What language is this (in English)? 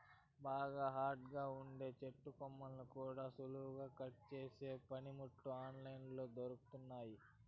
Telugu